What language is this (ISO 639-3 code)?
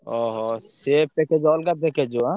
ori